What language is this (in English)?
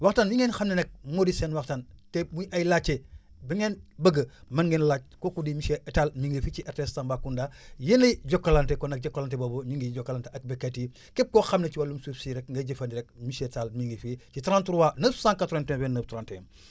Wolof